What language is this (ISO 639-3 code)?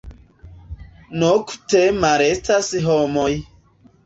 epo